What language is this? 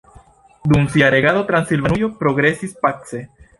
Esperanto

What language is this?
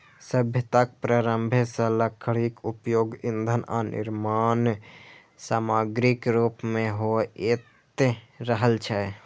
Maithili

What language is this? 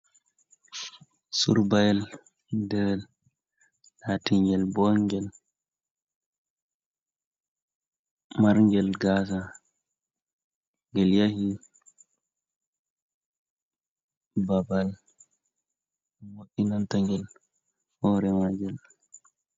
Fula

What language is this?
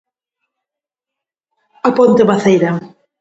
Galician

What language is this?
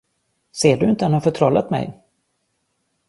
Swedish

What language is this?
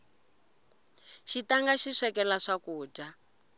Tsonga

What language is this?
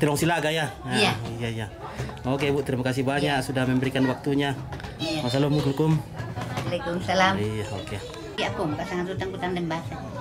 Indonesian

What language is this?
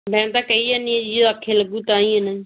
Punjabi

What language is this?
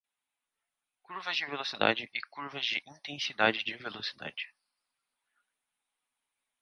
Portuguese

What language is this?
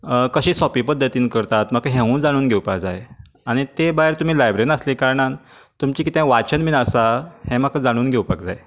Konkani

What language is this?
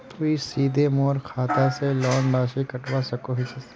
Magahi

